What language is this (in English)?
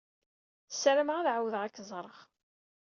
Kabyle